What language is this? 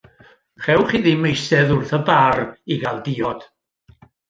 Welsh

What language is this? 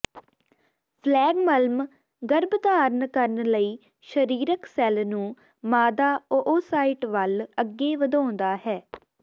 Punjabi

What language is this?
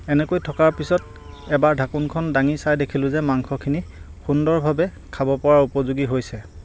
Assamese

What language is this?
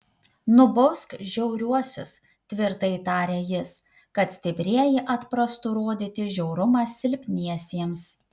Lithuanian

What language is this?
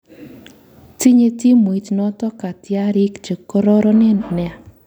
Kalenjin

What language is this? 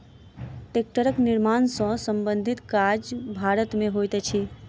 Maithili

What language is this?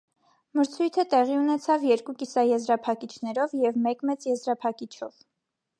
Armenian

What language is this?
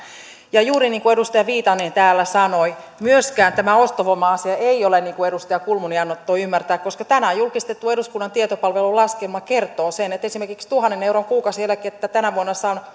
Finnish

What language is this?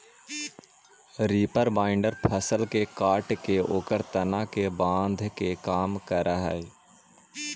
Magahi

